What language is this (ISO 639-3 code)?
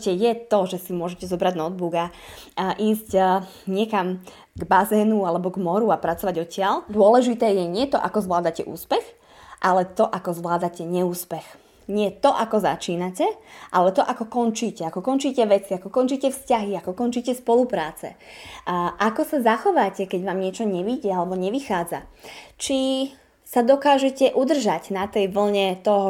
slk